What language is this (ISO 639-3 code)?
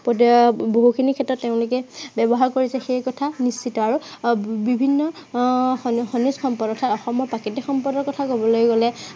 asm